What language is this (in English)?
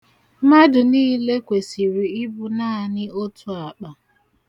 Igbo